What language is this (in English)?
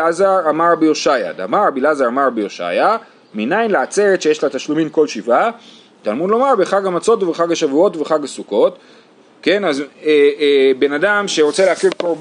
Hebrew